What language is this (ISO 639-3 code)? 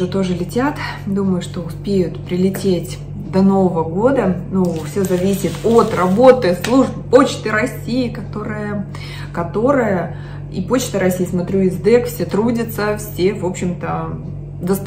rus